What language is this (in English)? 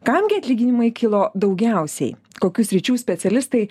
Lithuanian